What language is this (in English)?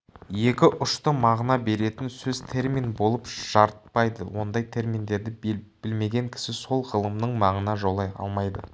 Kazakh